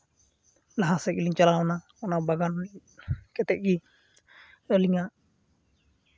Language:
Santali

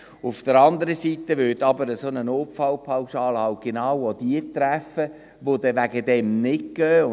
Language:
Swiss German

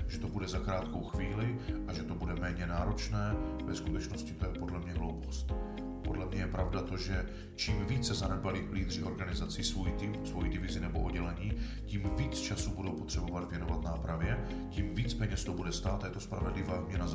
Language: Czech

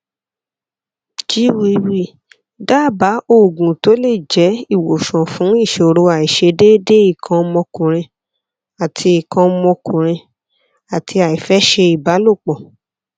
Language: Yoruba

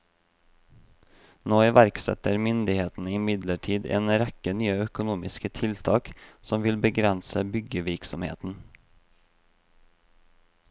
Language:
Norwegian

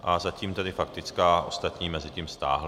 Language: Czech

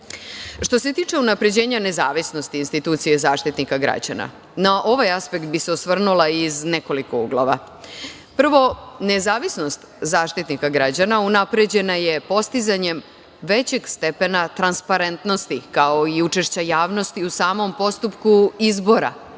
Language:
Serbian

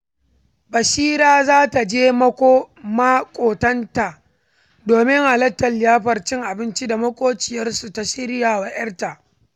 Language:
Hausa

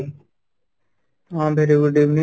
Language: Odia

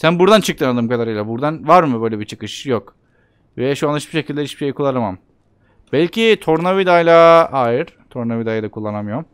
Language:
Turkish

